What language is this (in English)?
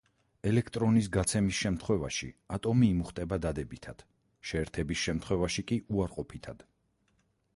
Georgian